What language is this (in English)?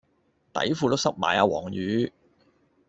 Cantonese